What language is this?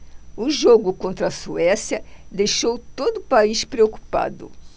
Portuguese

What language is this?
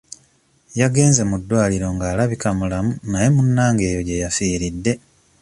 Ganda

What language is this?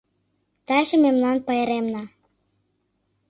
Mari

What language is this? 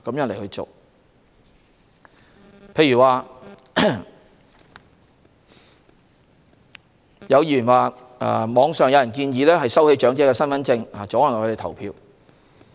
Cantonese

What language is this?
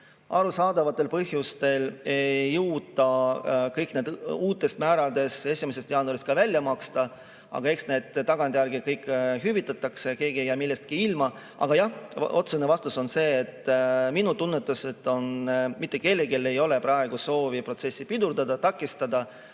Estonian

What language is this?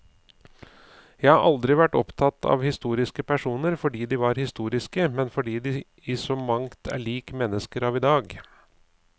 Norwegian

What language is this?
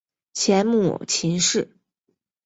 Chinese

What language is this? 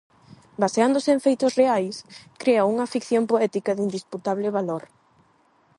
Galician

